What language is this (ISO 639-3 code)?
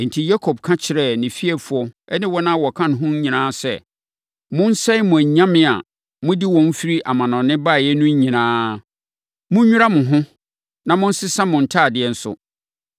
aka